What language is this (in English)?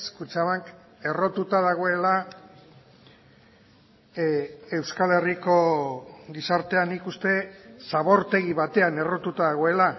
Basque